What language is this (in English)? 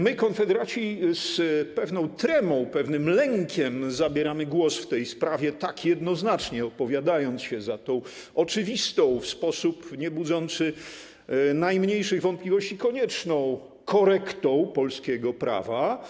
Polish